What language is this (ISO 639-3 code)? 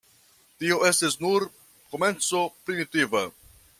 epo